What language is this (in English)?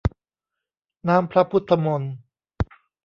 Thai